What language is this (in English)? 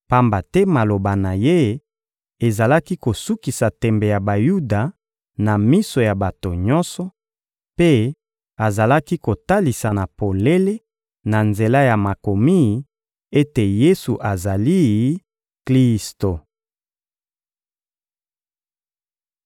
Lingala